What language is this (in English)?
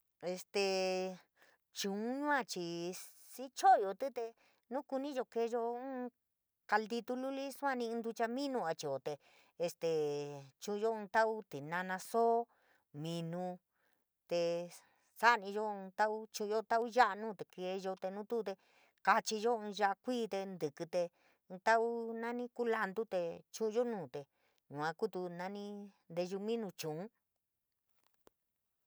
San Miguel El Grande Mixtec